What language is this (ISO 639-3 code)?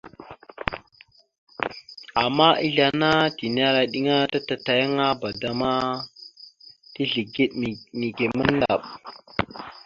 mxu